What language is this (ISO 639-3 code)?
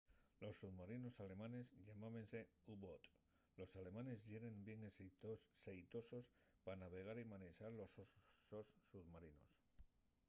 ast